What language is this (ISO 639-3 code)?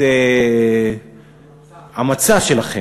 heb